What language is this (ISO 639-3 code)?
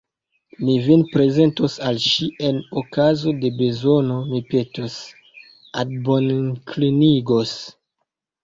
epo